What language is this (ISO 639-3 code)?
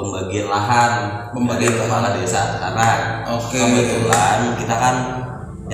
ind